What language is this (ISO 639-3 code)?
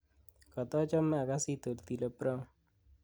kln